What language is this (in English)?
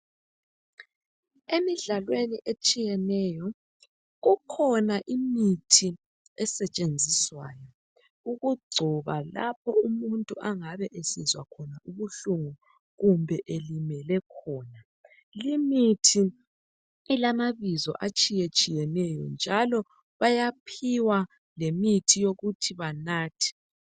North Ndebele